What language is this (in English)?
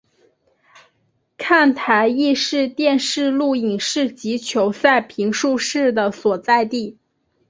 Chinese